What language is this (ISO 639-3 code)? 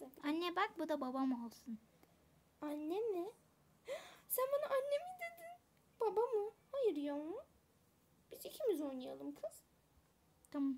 tur